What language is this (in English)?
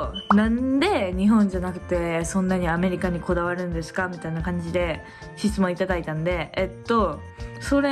Japanese